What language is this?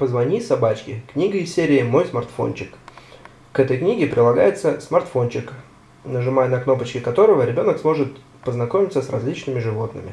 Russian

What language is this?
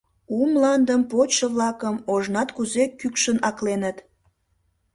Mari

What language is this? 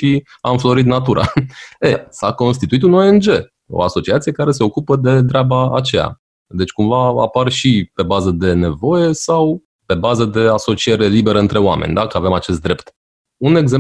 Romanian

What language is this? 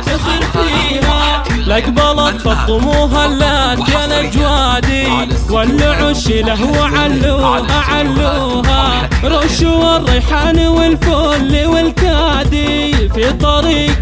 Arabic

